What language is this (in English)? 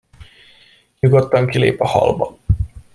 Hungarian